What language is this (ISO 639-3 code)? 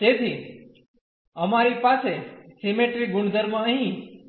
guj